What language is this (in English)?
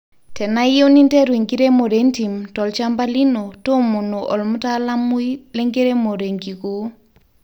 Masai